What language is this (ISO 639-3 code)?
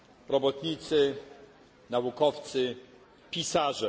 pol